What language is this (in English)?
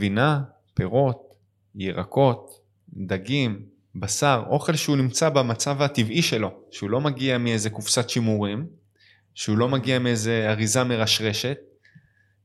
Hebrew